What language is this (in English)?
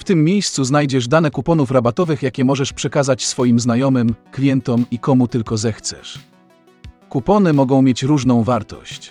Polish